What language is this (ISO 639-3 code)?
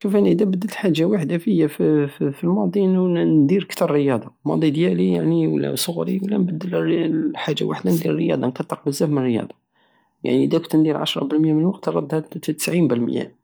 aao